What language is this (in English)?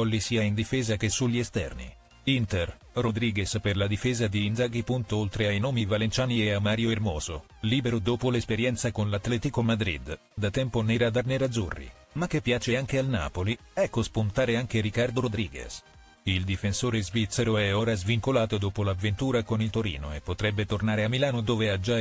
Italian